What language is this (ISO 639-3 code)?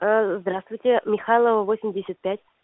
rus